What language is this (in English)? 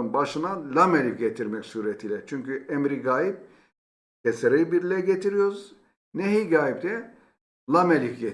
Turkish